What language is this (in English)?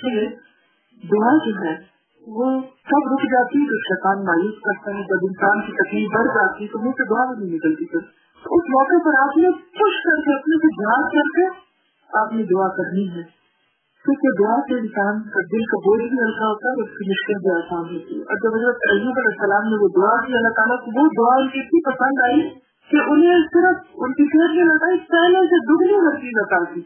Urdu